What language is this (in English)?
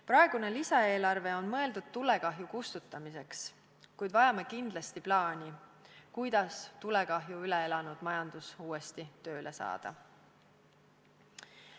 Estonian